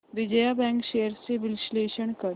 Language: Marathi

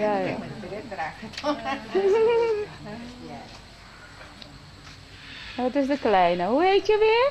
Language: Dutch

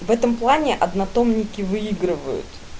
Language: Russian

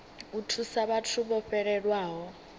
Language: Venda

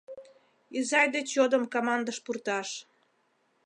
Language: Mari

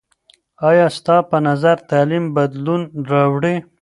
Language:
Pashto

